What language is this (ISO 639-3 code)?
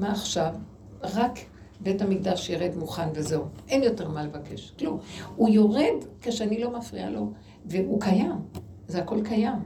heb